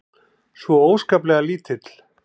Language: Icelandic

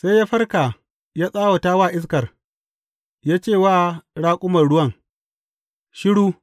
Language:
Hausa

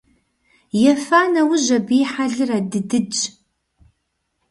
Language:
Kabardian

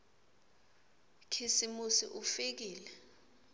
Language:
Swati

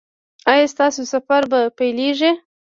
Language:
Pashto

